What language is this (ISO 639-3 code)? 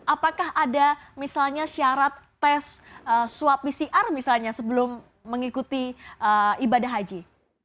ind